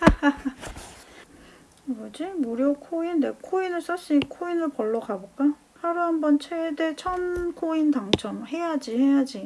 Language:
Korean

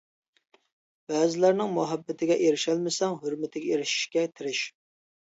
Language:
Uyghur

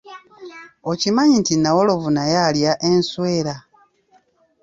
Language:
Ganda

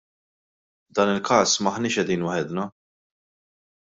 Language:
Maltese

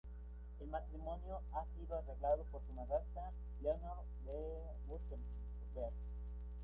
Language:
Spanish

